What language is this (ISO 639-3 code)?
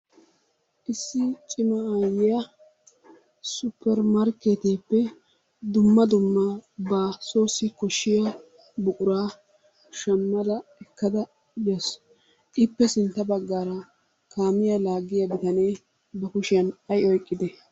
wal